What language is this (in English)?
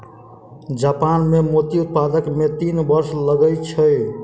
Maithili